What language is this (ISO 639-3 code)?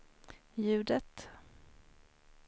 swe